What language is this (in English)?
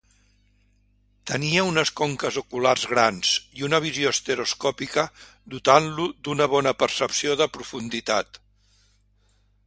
Catalan